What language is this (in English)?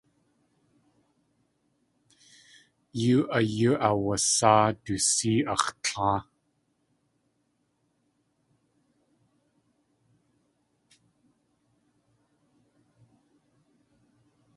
Tlingit